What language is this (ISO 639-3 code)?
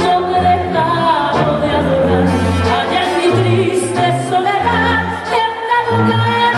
ell